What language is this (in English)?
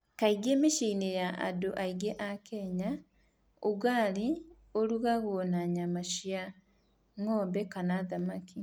Kikuyu